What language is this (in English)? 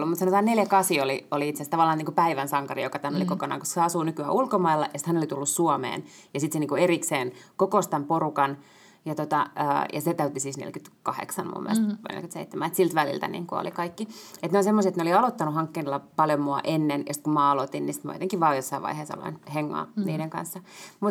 Finnish